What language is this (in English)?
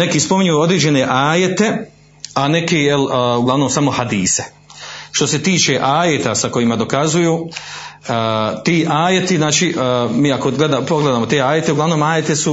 Croatian